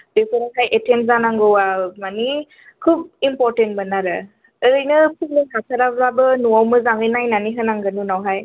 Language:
Bodo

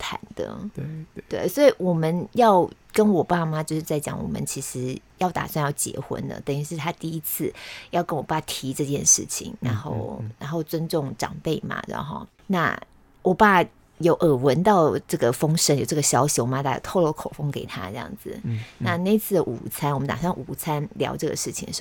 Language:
Chinese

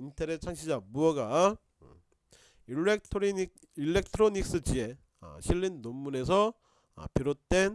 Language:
Korean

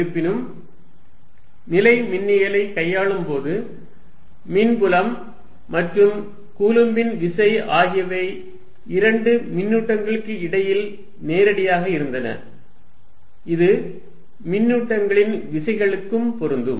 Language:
Tamil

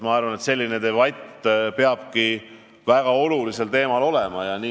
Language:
Estonian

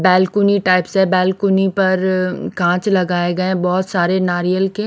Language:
Hindi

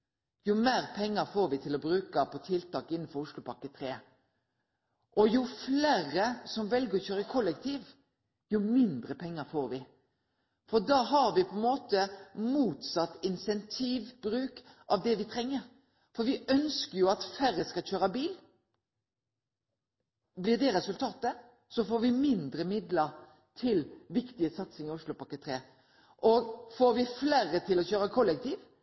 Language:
Norwegian Nynorsk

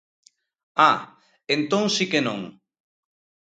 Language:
Galician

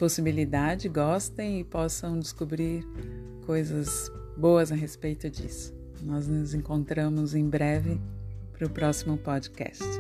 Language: Portuguese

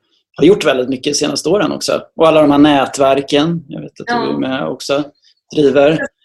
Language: Swedish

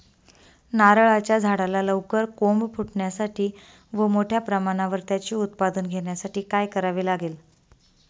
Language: Marathi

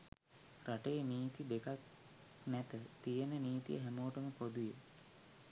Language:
Sinhala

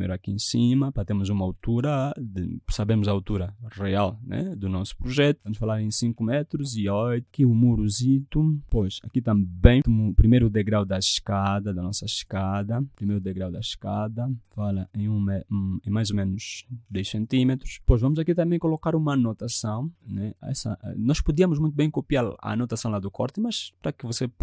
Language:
Portuguese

